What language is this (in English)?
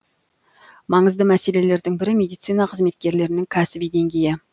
Kazakh